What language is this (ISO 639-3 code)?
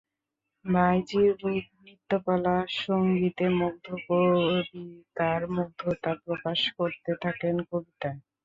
ben